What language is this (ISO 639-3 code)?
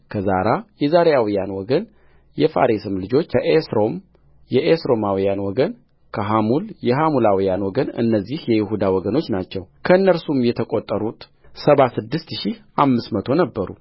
amh